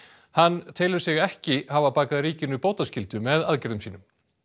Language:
Icelandic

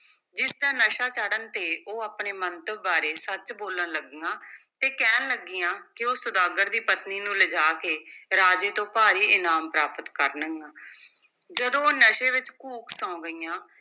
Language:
Punjabi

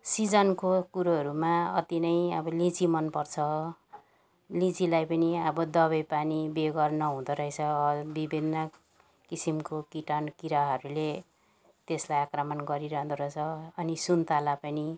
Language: Nepali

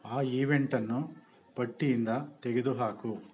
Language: Kannada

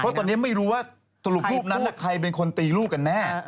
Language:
Thai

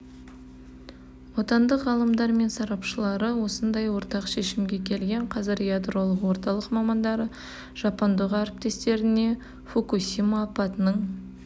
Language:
Kazakh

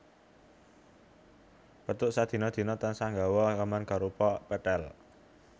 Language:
Javanese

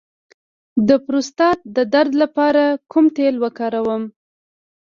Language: Pashto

